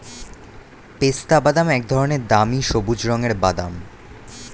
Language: Bangla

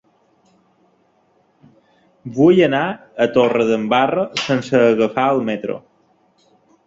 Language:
Catalan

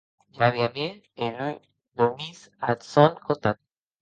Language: Occitan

